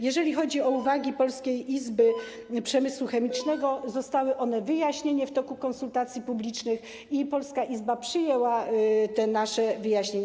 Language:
Polish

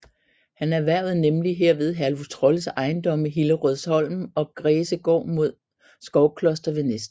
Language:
Danish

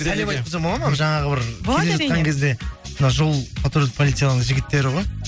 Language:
Kazakh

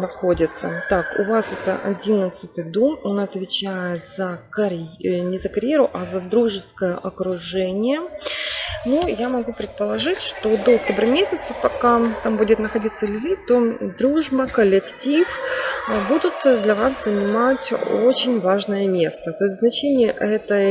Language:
Russian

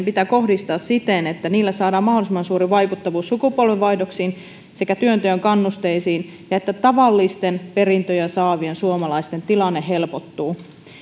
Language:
Finnish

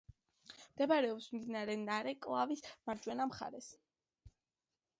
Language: Georgian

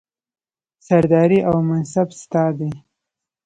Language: Pashto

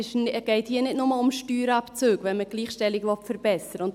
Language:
Swiss German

